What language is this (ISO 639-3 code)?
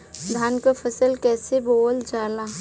bho